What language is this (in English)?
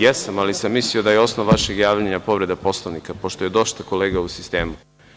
Serbian